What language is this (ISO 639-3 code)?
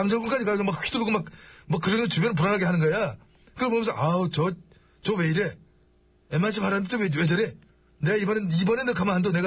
kor